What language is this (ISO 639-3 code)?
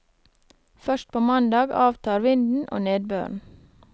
nor